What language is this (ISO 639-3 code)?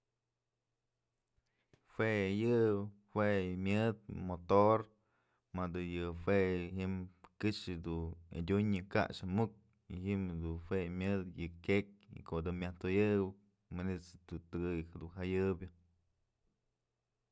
mzl